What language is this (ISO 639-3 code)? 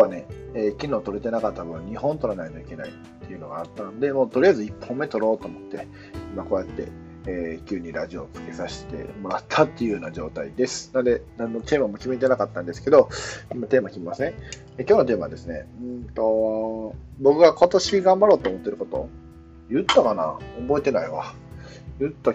jpn